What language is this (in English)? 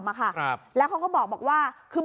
Thai